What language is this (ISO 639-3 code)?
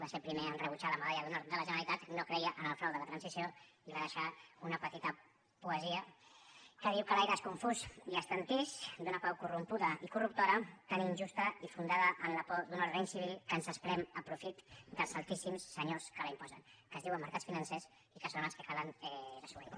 cat